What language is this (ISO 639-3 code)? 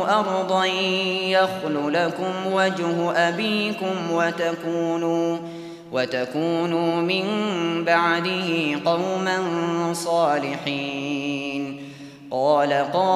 ara